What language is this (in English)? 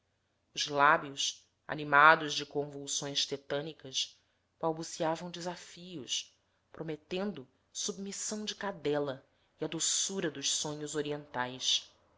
Portuguese